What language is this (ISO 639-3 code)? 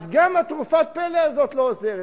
heb